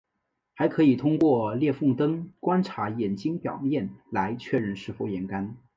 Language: Chinese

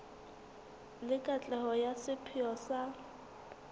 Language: Southern Sotho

